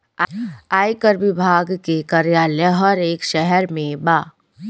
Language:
Bhojpuri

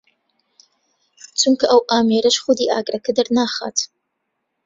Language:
Central Kurdish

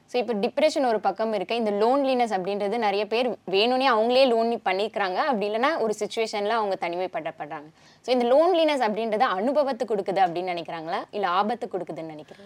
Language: Tamil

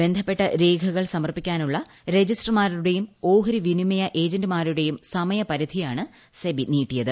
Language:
Malayalam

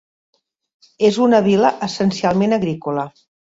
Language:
Catalan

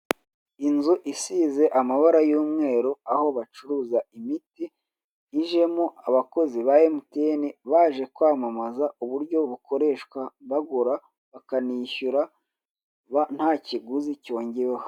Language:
Kinyarwanda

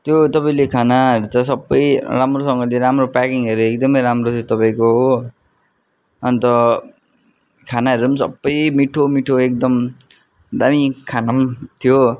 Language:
Nepali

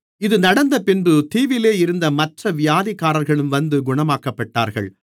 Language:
Tamil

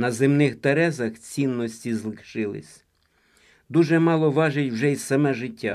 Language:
Ukrainian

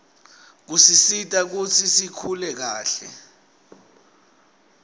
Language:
Swati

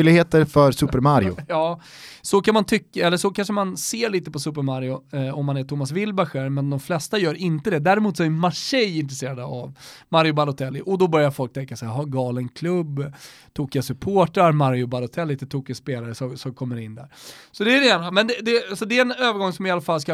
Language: Swedish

